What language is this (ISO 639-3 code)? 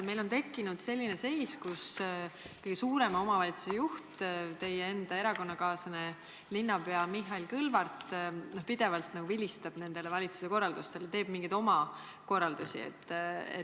est